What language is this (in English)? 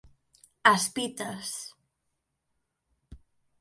Galician